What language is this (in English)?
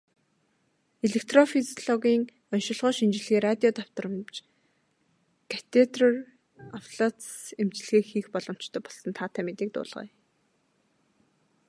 Mongolian